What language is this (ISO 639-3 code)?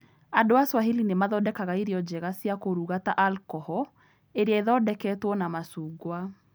kik